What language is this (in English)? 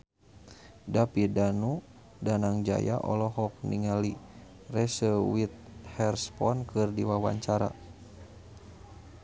Sundanese